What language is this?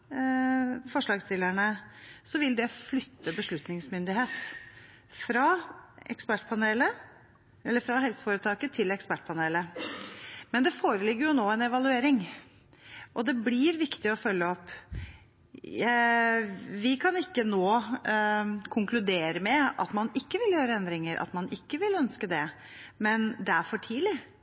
Norwegian Bokmål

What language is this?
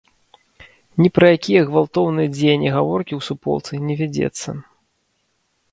Belarusian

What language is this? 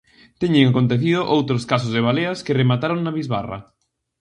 Galician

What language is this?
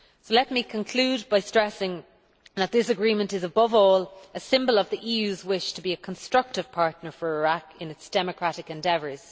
English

